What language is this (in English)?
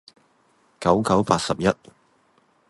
Cantonese